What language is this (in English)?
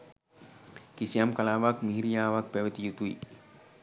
Sinhala